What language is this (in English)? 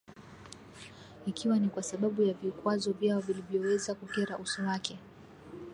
Swahili